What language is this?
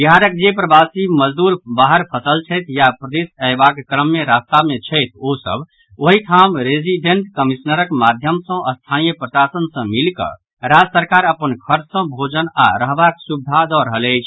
Maithili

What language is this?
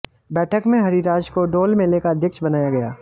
Hindi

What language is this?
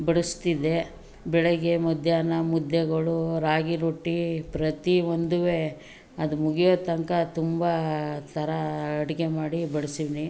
Kannada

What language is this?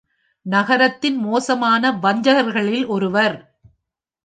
Tamil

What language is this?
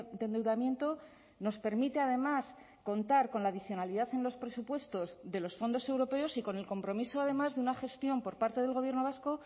Spanish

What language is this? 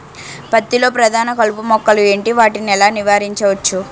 Telugu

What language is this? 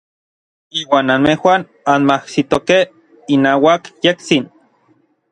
Orizaba Nahuatl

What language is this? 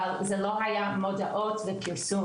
Hebrew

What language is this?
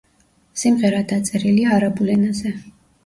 Georgian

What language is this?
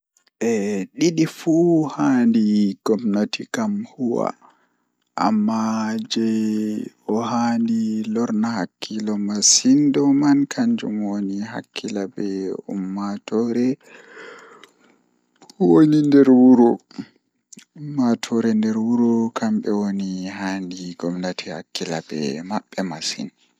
Fula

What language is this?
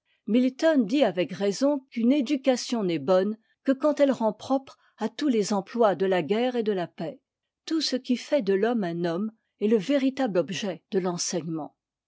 French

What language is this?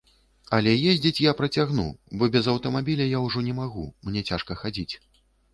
Belarusian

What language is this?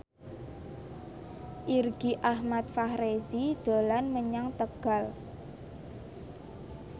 Javanese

